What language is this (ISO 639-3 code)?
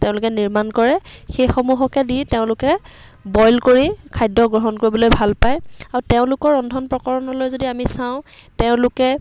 asm